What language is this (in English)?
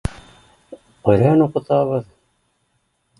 Bashkir